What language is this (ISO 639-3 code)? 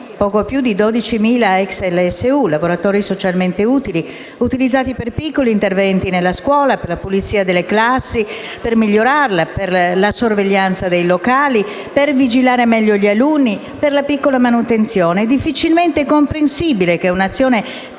ita